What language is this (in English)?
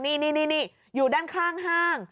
Thai